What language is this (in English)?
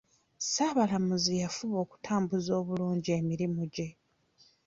Ganda